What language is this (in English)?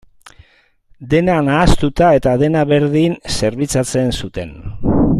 Basque